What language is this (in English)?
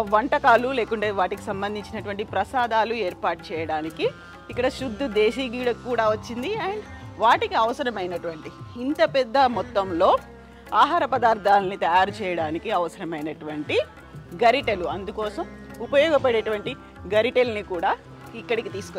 Telugu